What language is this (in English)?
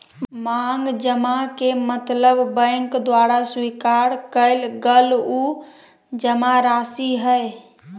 Magahi